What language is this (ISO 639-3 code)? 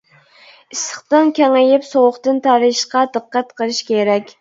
uig